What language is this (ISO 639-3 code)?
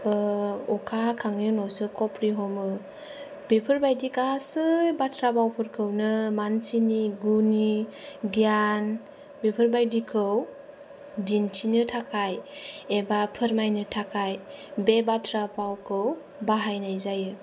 brx